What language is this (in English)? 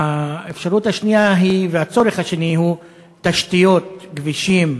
Hebrew